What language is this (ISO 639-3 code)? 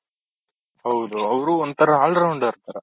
kan